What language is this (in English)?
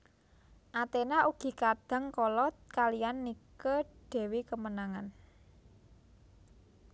Javanese